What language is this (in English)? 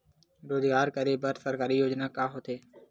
Chhattisgarhi